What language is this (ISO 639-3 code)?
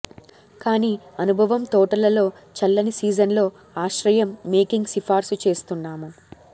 tel